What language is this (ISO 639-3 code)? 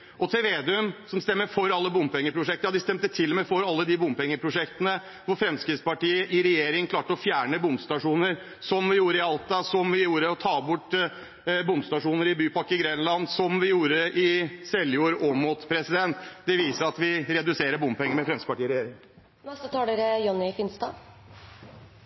nob